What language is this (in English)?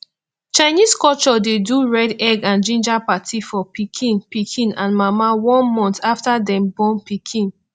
Nigerian Pidgin